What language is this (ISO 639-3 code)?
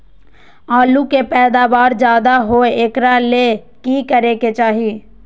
mag